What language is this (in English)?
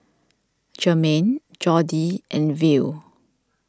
English